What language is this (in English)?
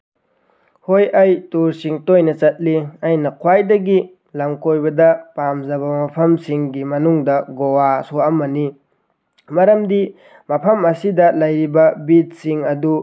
Manipuri